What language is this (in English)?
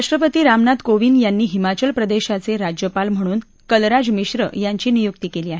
Marathi